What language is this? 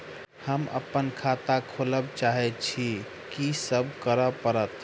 Maithili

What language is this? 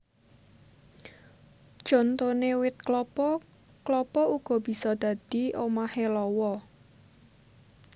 Javanese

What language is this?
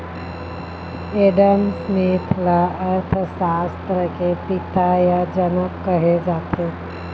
Chhattisgarhi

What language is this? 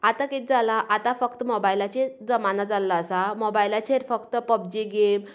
Konkani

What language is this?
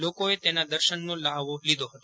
Gujarati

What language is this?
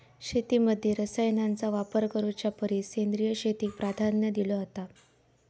Marathi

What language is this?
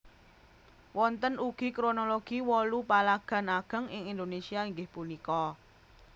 Javanese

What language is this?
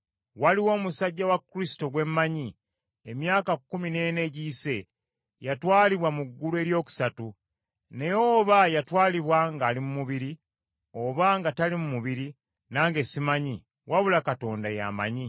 Ganda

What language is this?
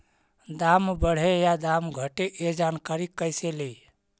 Magahi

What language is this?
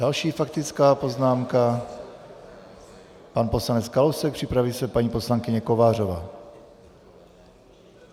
Czech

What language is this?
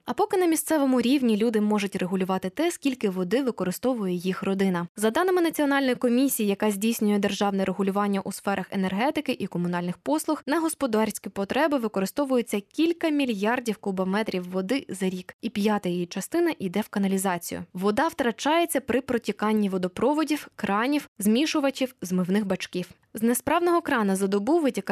Ukrainian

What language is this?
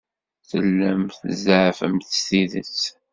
Kabyle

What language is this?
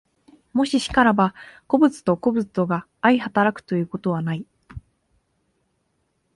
Japanese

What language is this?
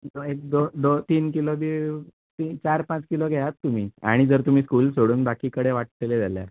Konkani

